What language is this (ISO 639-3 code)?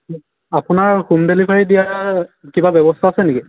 asm